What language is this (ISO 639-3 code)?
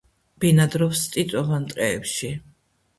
kat